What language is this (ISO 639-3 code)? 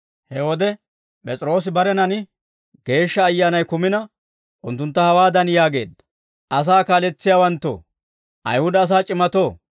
dwr